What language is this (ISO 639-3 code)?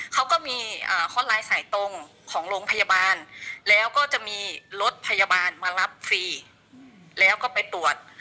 tha